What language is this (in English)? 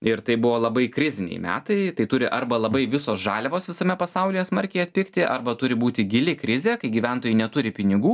Lithuanian